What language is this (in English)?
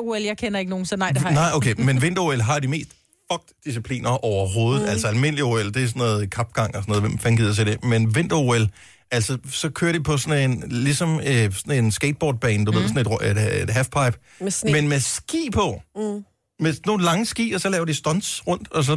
Danish